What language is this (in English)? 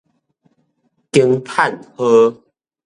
Min Nan Chinese